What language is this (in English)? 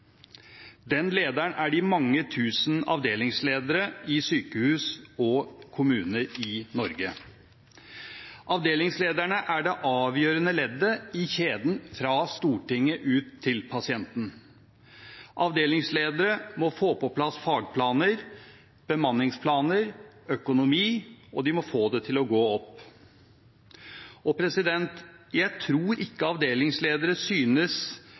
Norwegian Bokmål